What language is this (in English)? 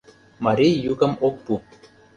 Mari